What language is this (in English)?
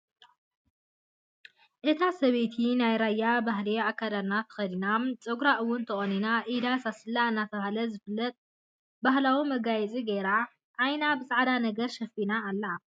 Tigrinya